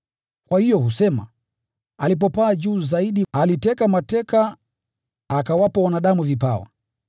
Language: Swahili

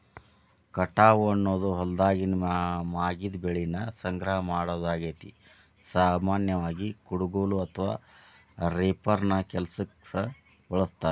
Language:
Kannada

